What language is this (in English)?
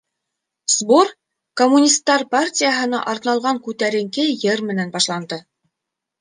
Bashkir